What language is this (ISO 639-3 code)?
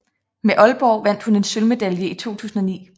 dan